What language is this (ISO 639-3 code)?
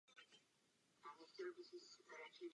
ces